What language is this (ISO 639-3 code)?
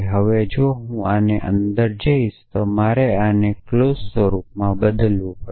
guj